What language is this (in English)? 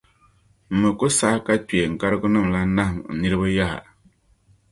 Dagbani